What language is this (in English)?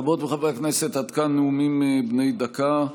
Hebrew